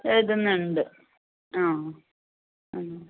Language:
Malayalam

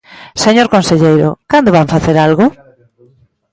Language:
Galician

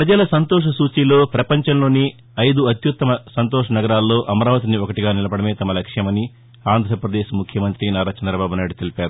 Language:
Telugu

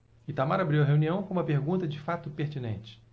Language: Portuguese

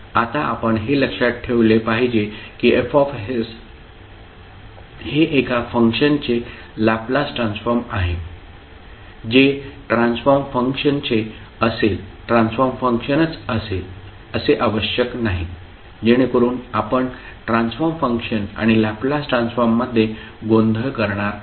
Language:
Marathi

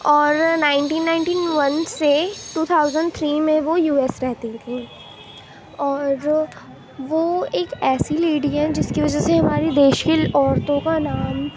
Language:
Urdu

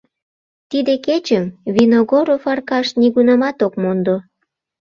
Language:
Mari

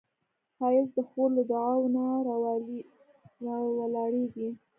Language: Pashto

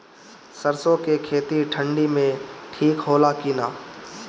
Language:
Bhojpuri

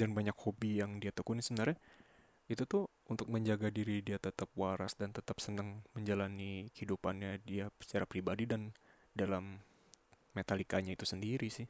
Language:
Indonesian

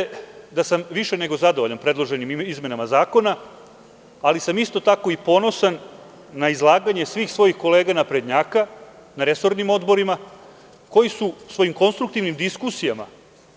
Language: Serbian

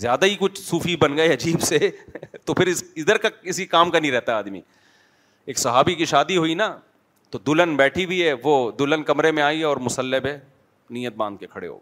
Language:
Urdu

